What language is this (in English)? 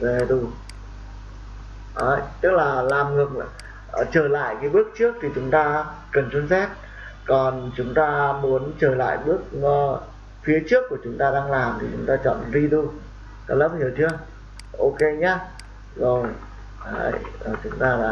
Vietnamese